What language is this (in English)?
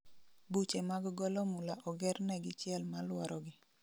Luo (Kenya and Tanzania)